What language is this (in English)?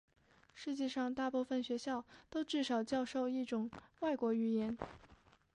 Chinese